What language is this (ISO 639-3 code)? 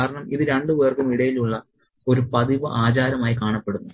mal